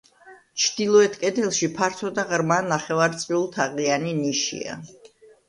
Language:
Georgian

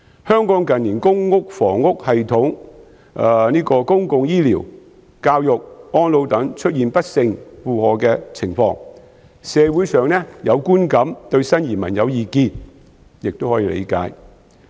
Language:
Cantonese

